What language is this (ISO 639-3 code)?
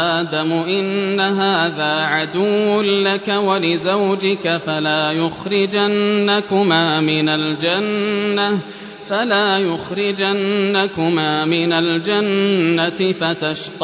ara